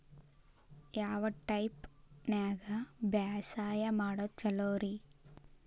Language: Kannada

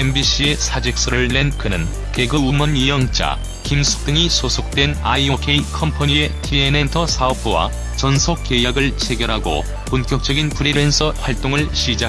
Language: Korean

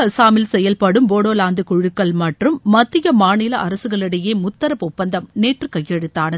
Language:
Tamil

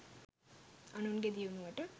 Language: Sinhala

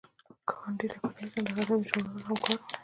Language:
Pashto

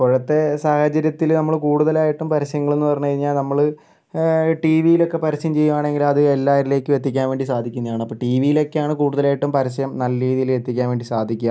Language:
Malayalam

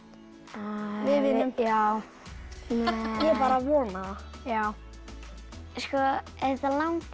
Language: Icelandic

